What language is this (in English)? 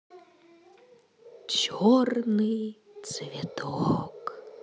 Russian